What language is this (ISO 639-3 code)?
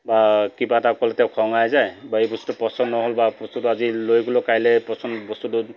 asm